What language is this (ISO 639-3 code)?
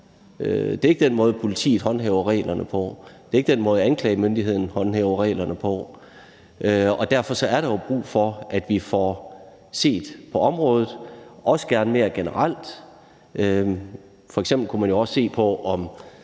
dan